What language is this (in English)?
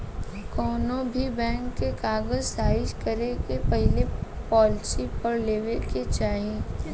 Bhojpuri